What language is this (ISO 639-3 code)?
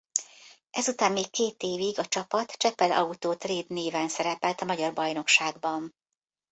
hun